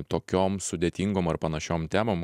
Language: Lithuanian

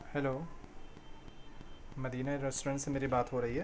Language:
Urdu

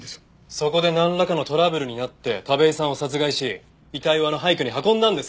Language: Japanese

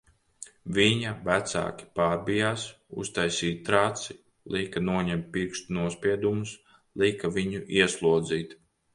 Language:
Latvian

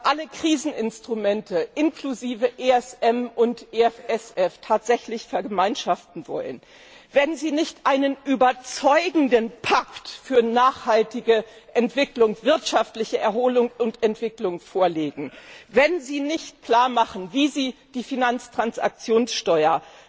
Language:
German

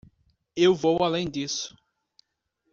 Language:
Portuguese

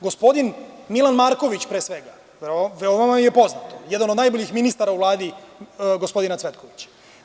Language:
Serbian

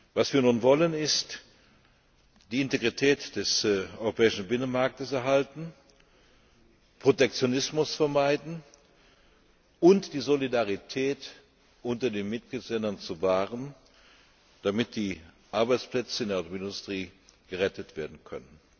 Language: German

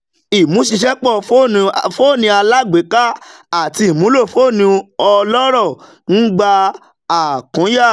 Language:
Yoruba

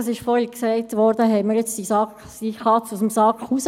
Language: Swiss German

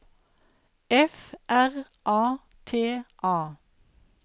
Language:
Norwegian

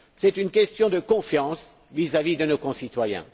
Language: French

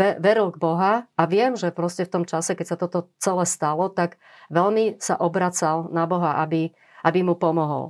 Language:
Slovak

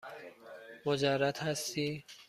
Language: Persian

